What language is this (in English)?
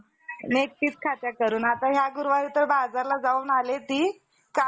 Marathi